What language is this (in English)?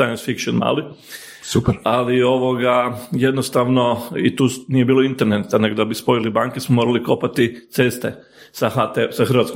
Croatian